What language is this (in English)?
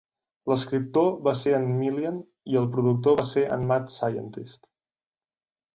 Catalan